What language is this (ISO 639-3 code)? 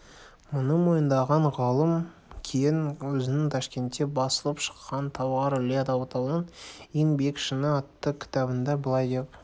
kaz